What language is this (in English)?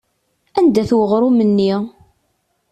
Kabyle